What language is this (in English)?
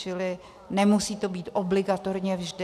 Czech